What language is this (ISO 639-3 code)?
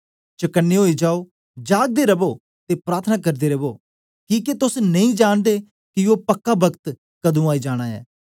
doi